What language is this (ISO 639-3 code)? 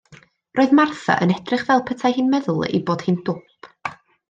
cym